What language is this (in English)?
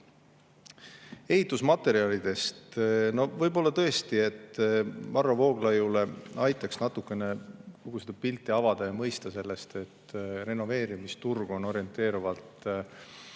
Estonian